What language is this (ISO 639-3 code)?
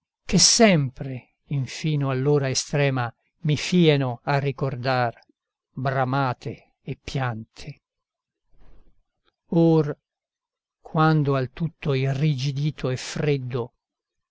ita